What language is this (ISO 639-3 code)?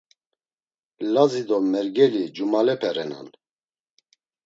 lzz